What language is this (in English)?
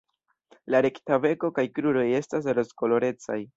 Esperanto